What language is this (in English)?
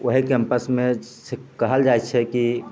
Maithili